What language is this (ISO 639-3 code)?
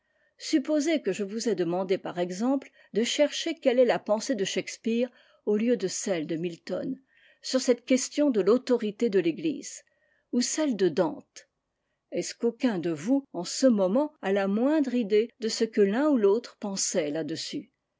fra